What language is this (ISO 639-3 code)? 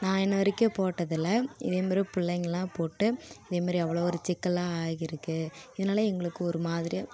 tam